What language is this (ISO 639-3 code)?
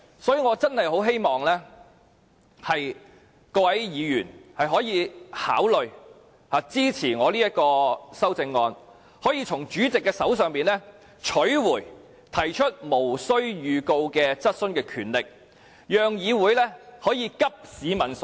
yue